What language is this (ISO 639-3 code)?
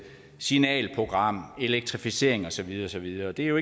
dan